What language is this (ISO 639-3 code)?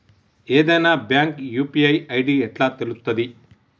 tel